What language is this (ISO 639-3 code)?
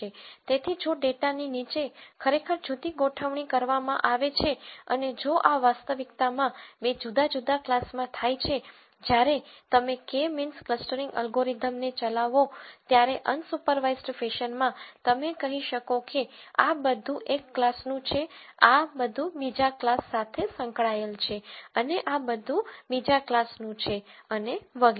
guj